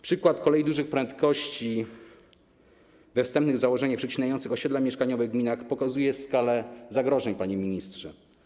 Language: Polish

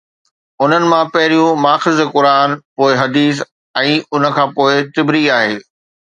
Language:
Sindhi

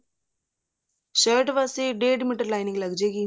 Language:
Punjabi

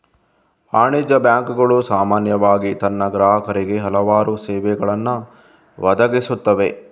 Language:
Kannada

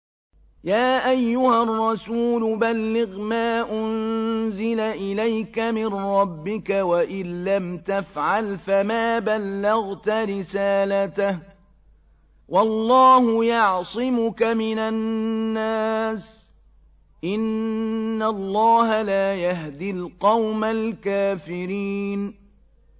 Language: Arabic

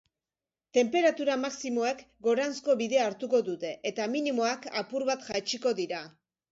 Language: Basque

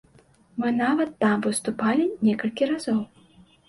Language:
Belarusian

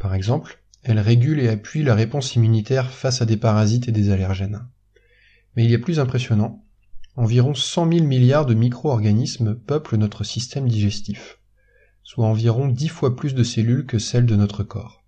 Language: French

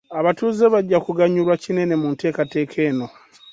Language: Ganda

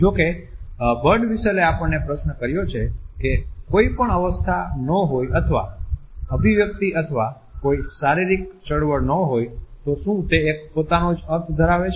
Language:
Gujarati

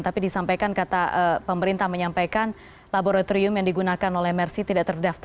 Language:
Indonesian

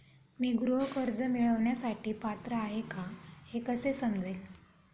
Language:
Marathi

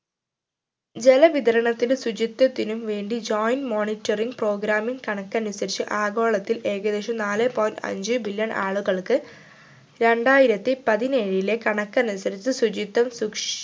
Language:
Malayalam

